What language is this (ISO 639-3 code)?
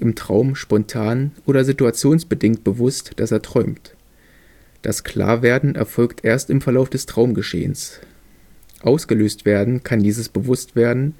deu